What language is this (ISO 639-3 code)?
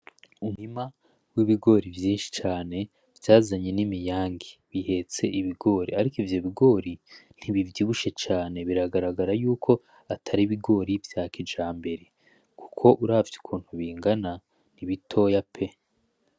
run